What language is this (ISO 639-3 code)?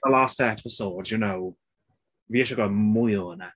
cym